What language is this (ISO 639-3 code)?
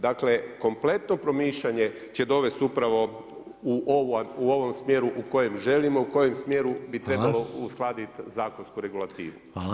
hrv